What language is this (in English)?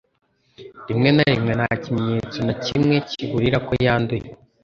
Kinyarwanda